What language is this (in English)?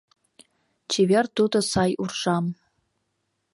Mari